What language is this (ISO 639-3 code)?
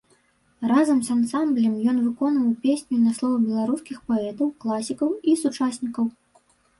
bel